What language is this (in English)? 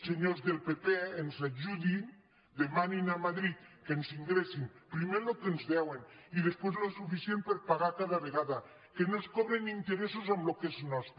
Catalan